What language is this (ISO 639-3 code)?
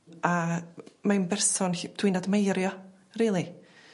cym